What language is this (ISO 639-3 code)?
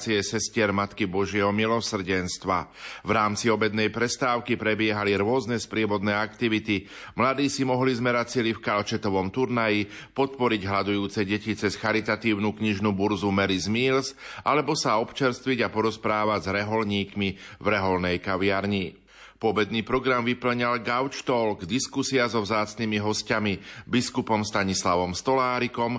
slk